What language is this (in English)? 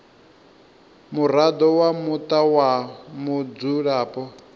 Venda